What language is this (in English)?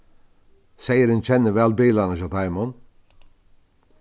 Faroese